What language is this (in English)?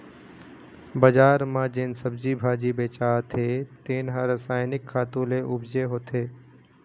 Chhattisgarhi